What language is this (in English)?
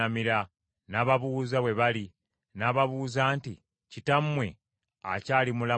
Ganda